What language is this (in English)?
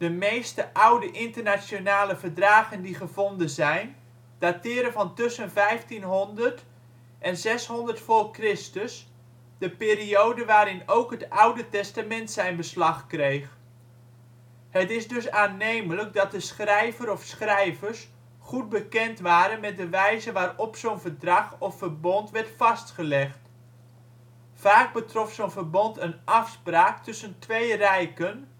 Dutch